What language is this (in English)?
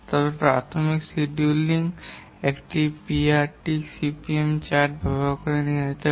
Bangla